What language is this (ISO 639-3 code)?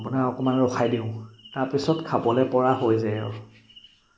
asm